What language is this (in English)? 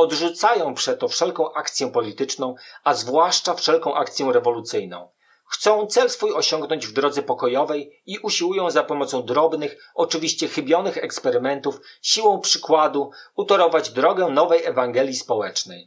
Polish